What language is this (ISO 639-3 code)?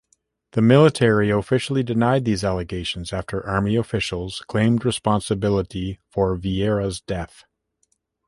eng